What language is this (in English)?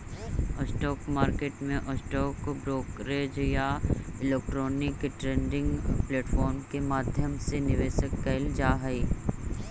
Magahi